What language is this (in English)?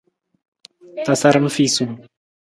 Nawdm